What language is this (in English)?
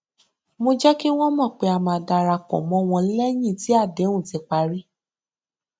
Yoruba